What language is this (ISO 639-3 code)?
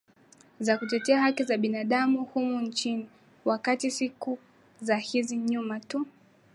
swa